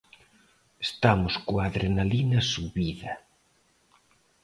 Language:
Galician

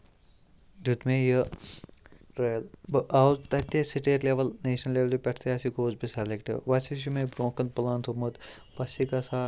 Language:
Kashmiri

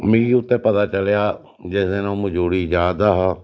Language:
Dogri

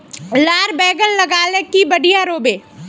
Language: Magahi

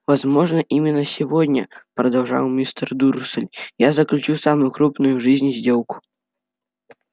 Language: Russian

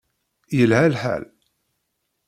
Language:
Kabyle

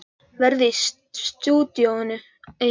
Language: Icelandic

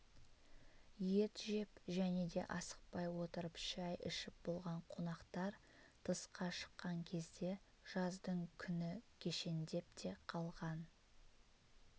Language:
Kazakh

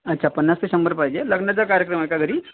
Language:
Marathi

